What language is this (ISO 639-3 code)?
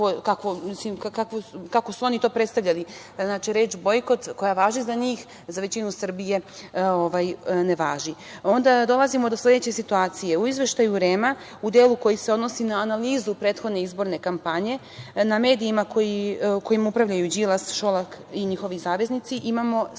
srp